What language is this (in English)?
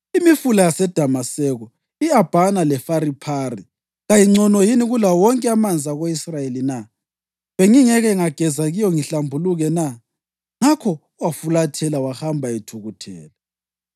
North Ndebele